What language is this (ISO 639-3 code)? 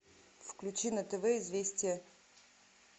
rus